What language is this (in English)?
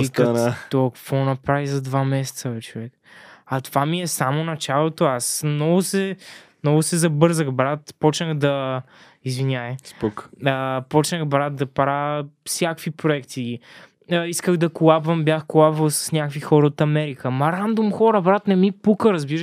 Bulgarian